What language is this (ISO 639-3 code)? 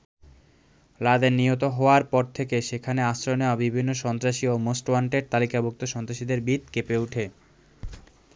ben